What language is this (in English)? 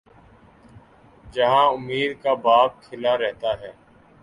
Urdu